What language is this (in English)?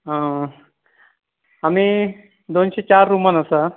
Konkani